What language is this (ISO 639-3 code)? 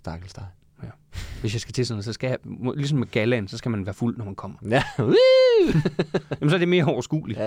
dan